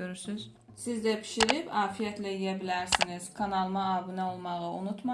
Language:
Turkish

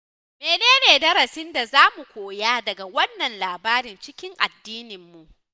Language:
Hausa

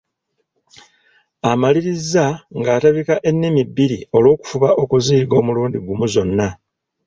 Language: Ganda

